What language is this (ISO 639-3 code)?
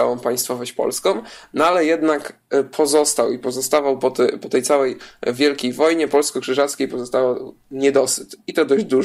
pol